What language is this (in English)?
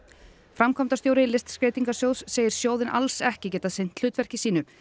Icelandic